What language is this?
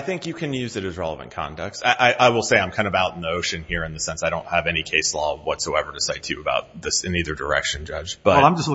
English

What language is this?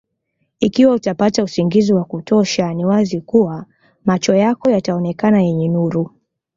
Swahili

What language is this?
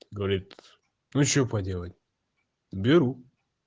Russian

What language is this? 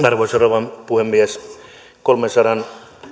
Finnish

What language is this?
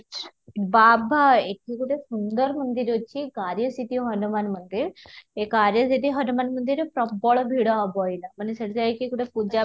Odia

